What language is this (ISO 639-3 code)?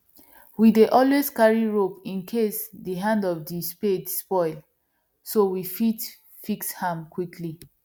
pcm